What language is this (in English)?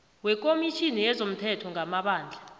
South Ndebele